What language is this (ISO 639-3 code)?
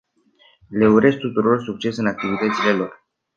ron